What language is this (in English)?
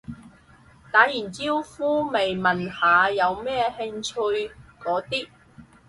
Cantonese